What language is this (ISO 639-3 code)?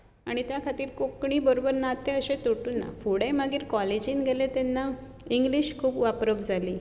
kok